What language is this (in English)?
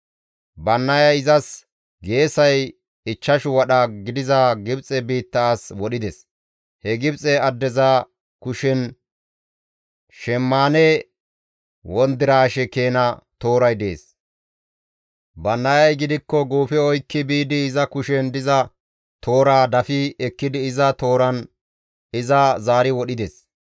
Gamo